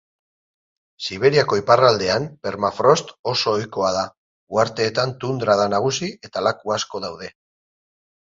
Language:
Basque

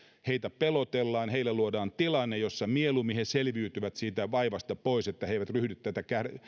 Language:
Finnish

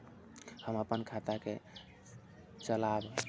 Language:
Maithili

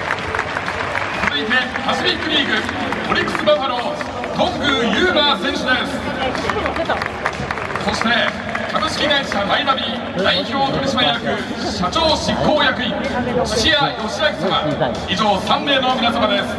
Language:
Japanese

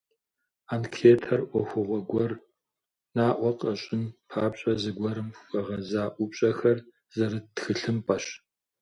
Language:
Kabardian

